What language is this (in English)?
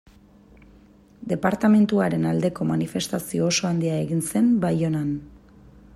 Basque